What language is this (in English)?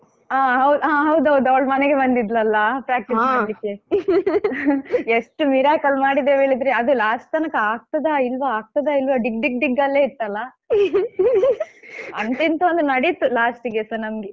Kannada